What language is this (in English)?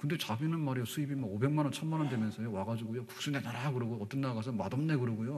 Korean